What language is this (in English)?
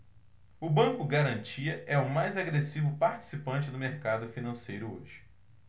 Portuguese